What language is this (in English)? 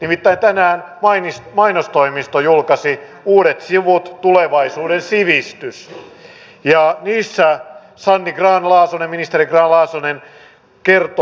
Finnish